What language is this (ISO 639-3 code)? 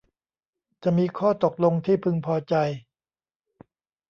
tha